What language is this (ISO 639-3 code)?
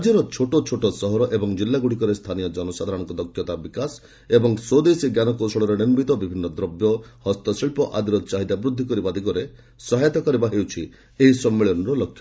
ori